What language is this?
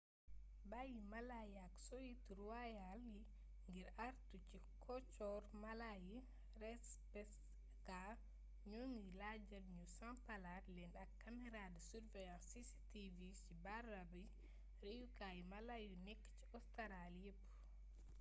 Wolof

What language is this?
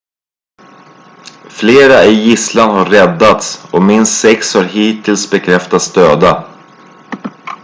Swedish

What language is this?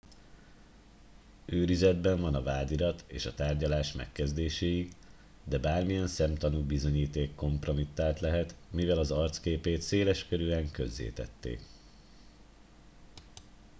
Hungarian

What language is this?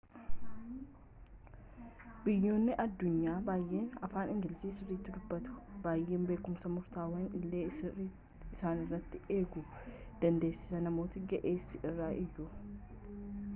Oromo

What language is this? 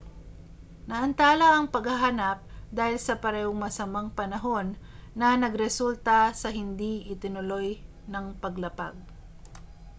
Filipino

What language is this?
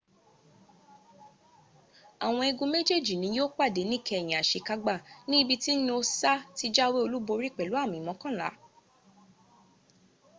Yoruba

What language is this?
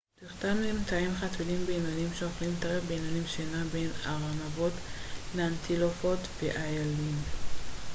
Hebrew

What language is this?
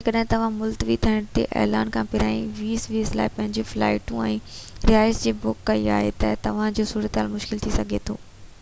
Sindhi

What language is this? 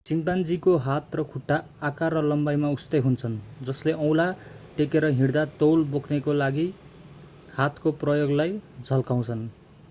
Nepali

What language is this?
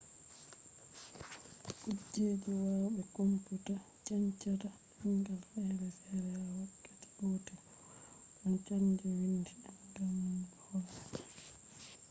Fula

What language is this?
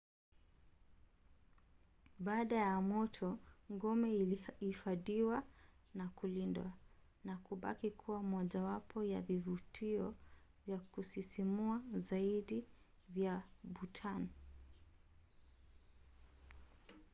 Swahili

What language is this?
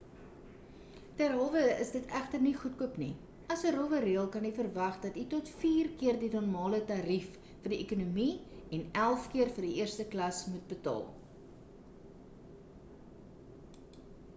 Afrikaans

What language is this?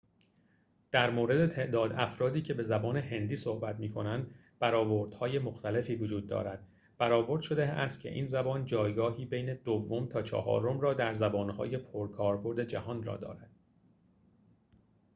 Persian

